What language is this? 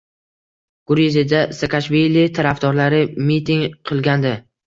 Uzbek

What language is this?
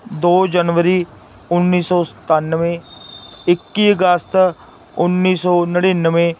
Punjabi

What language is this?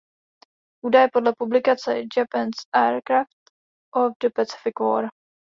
Czech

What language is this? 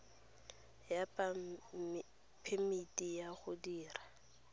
Tswana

